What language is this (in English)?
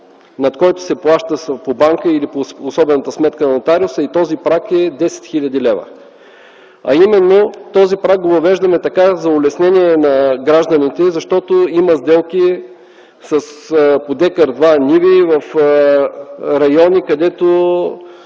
Bulgarian